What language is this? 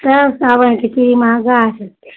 Maithili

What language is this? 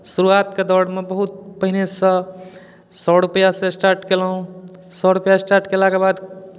Maithili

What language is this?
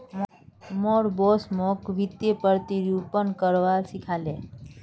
Magahi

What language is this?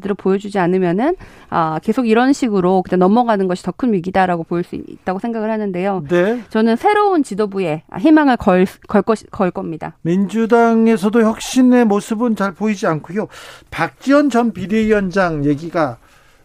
Korean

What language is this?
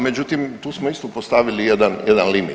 Croatian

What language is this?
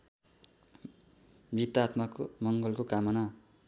Nepali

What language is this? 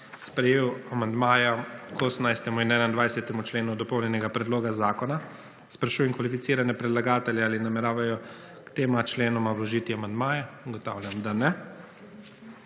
Slovenian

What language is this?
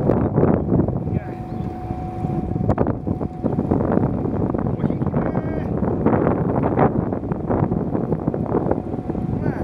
Japanese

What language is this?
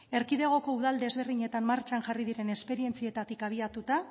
Basque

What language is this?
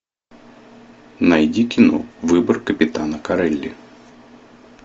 Russian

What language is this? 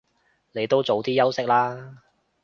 Cantonese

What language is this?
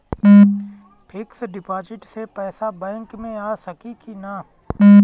Bhojpuri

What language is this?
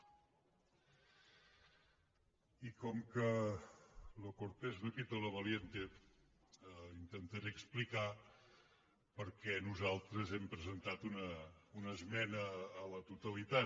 Catalan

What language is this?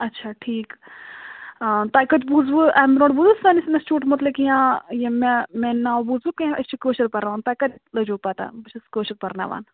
Kashmiri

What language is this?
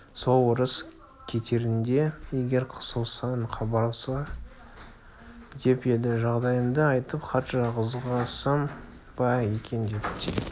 Kazakh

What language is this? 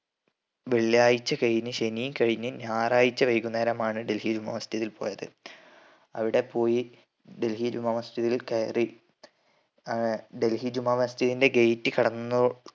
Malayalam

